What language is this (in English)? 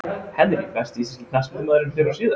Icelandic